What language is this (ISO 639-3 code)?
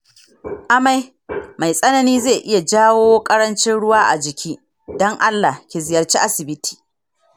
hau